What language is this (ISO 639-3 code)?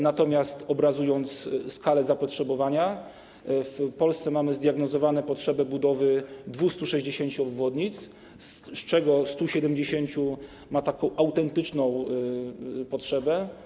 pol